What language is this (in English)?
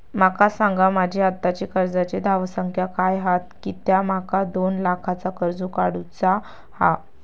Marathi